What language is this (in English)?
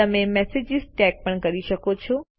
Gujarati